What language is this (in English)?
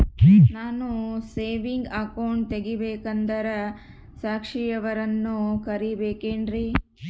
Kannada